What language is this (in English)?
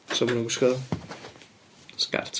Welsh